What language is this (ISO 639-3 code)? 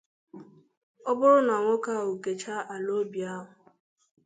ibo